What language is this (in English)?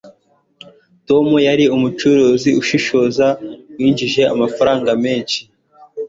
Kinyarwanda